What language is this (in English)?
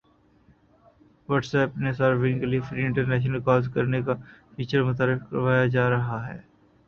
Urdu